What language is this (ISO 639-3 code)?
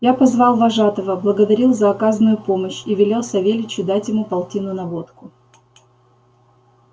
rus